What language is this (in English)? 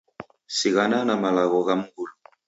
Taita